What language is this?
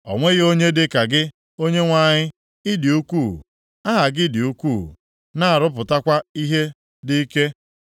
Igbo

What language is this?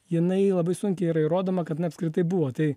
Lithuanian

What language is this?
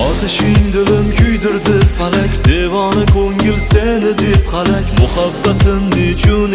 Turkish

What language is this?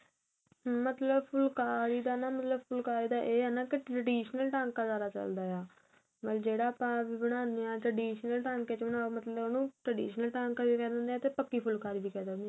Punjabi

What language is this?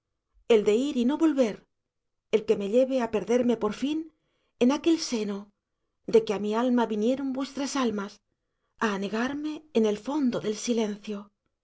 Spanish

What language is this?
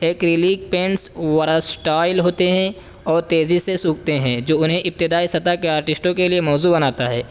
Urdu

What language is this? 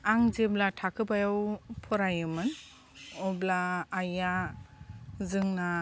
Bodo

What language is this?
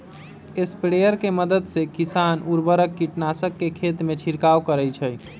Magahi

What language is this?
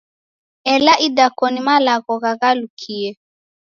Taita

